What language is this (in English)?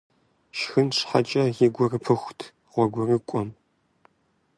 Kabardian